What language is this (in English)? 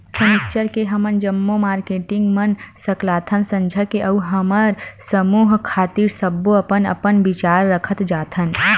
Chhattisgarhi